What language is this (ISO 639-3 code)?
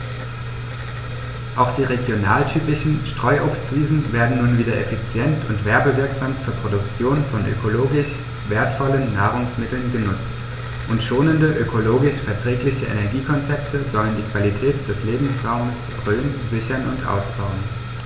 deu